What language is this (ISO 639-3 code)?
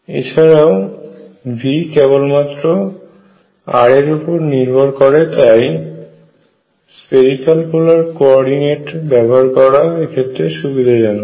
ben